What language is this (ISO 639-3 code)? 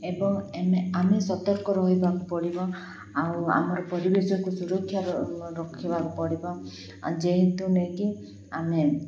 ori